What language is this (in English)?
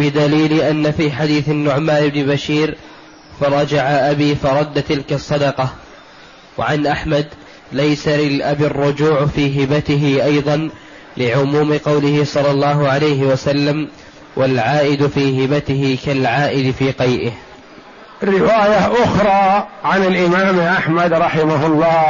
Arabic